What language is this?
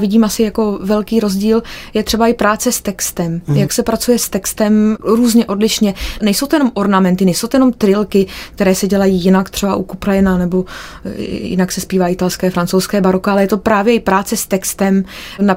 Czech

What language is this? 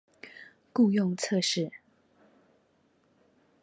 Chinese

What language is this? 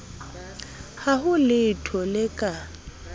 Southern Sotho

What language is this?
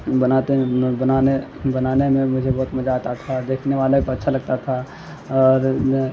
Urdu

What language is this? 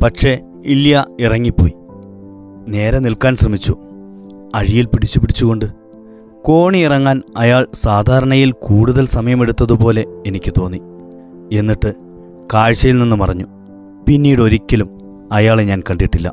Malayalam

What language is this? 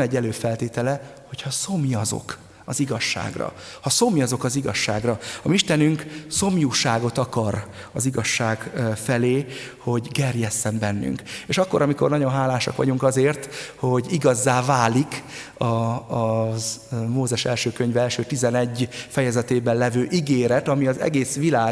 Hungarian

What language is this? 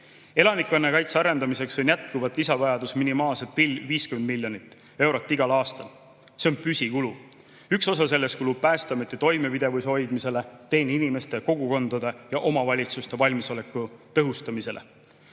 Estonian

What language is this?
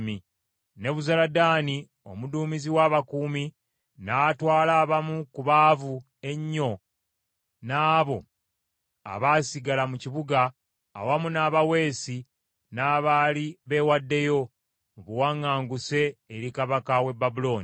Ganda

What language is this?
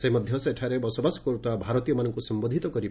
Odia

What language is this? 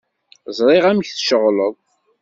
Kabyle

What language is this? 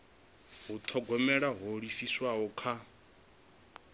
Venda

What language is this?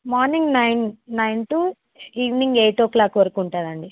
Telugu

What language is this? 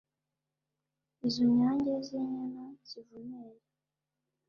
Kinyarwanda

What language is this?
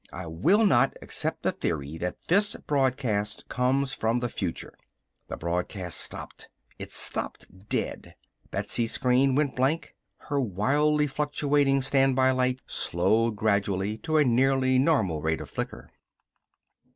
English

